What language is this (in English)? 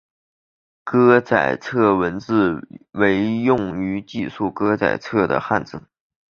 Chinese